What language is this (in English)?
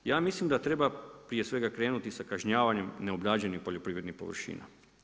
Croatian